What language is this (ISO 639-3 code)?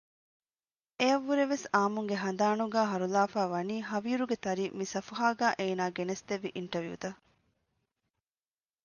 div